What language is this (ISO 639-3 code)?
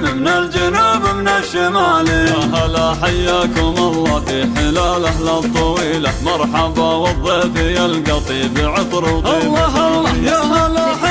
ara